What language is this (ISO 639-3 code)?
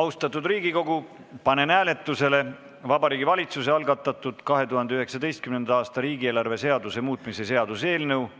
est